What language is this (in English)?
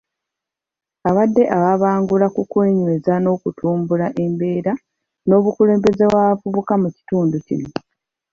Ganda